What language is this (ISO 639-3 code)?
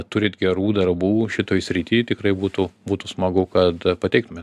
lit